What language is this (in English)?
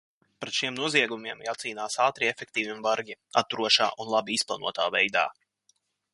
Latvian